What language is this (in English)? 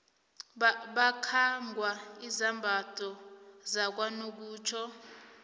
South Ndebele